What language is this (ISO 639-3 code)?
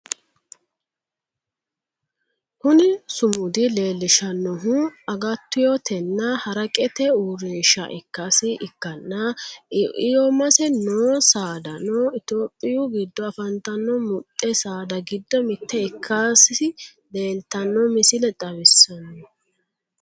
sid